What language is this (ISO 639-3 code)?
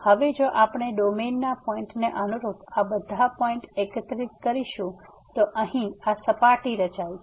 guj